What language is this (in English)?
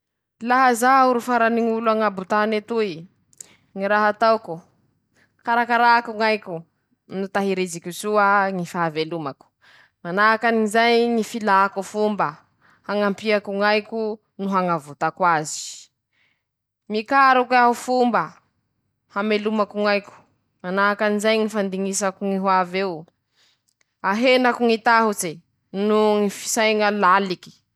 Masikoro Malagasy